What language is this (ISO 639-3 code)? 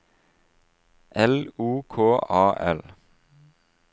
nor